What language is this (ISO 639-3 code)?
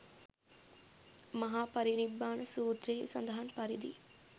sin